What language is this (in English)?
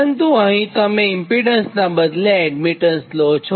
Gujarati